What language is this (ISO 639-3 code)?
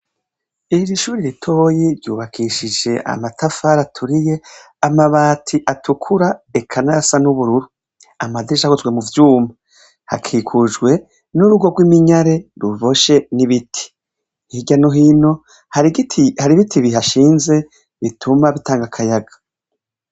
run